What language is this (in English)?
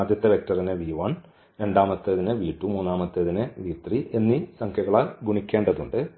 Malayalam